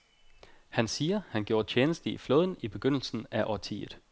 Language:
Danish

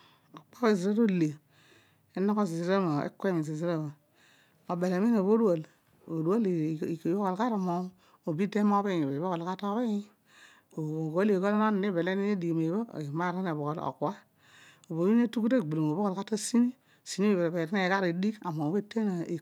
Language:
Odual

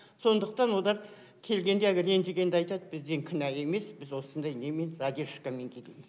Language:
Kazakh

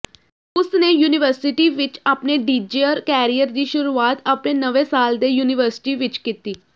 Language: Punjabi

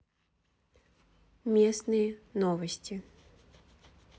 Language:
Russian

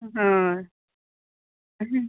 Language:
Konkani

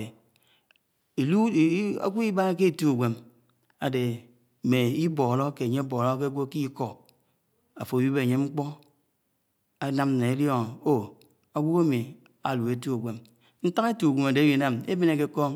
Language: Anaang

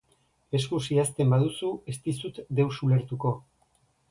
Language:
Basque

